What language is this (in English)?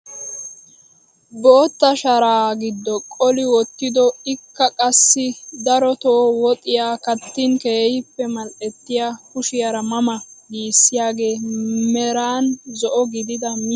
Wolaytta